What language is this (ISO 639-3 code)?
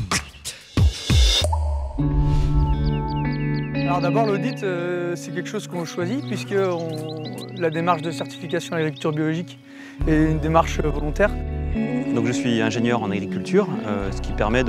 fra